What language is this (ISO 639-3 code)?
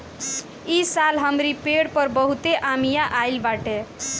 bho